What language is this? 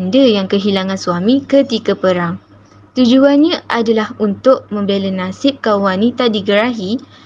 Malay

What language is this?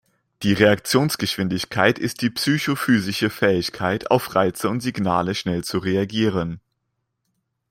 German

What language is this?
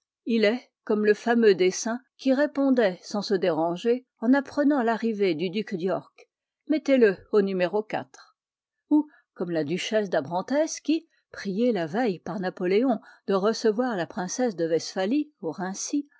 French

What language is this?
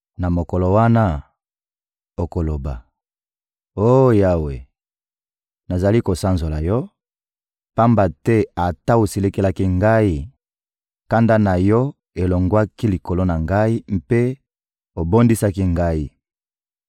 Lingala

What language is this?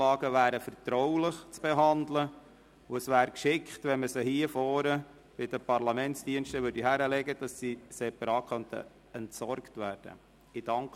Swiss German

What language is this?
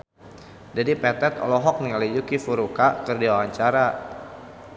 Sundanese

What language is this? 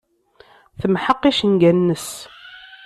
Kabyle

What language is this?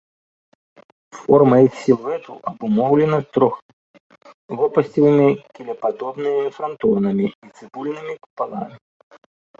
Belarusian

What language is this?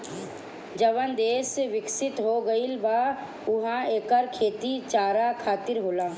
Bhojpuri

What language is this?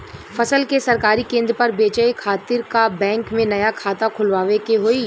Bhojpuri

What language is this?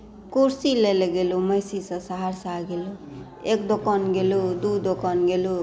Maithili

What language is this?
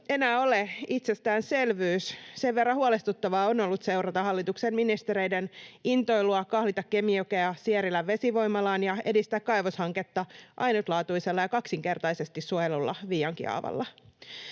Finnish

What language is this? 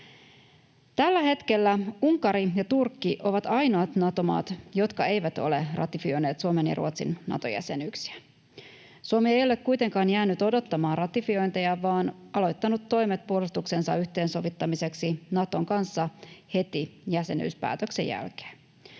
Finnish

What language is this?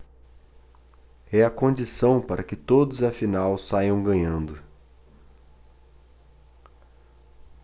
Portuguese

